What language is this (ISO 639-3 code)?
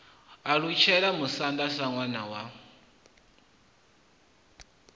ven